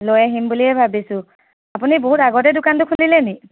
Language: Assamese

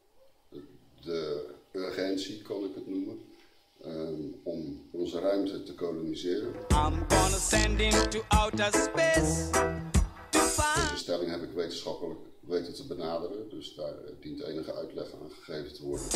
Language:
Dutch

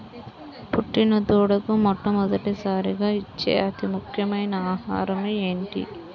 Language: Telugu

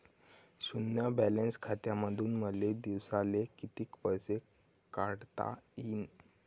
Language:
Marathi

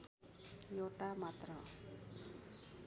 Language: Nepali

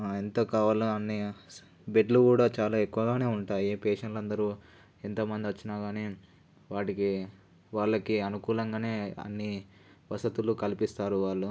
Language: Telugu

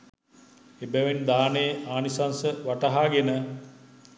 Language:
Sinhala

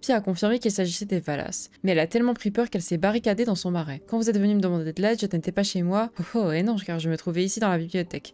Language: French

